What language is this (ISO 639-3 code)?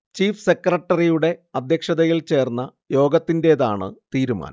mal